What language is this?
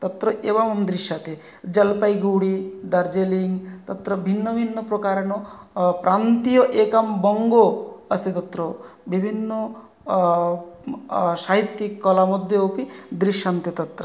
Sanskrit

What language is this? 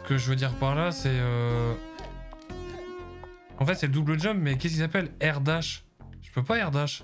French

